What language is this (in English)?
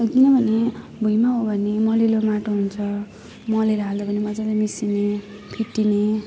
Nepali